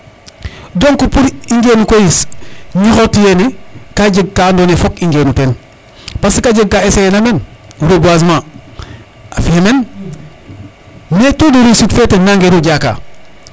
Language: Serer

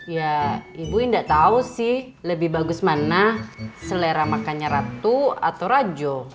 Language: Indonesian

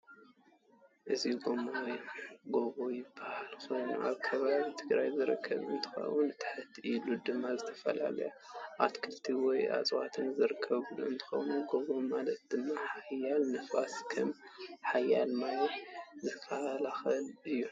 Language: Tigrinya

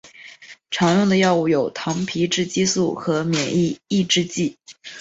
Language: Chinese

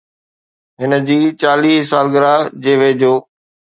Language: Sindhi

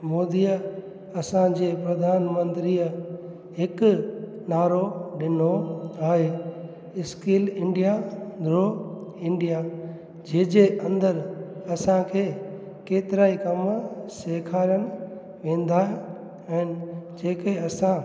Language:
Sindhi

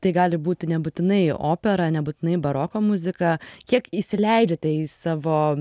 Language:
Lithuanian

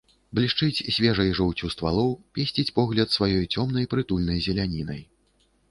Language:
Belarusian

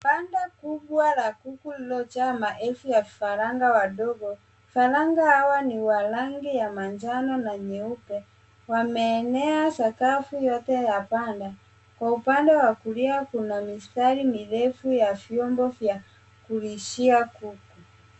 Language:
Swahili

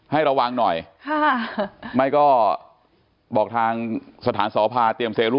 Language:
Thai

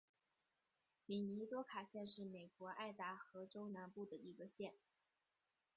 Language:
Chinese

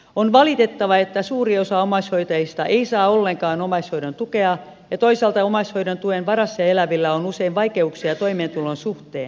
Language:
Finnish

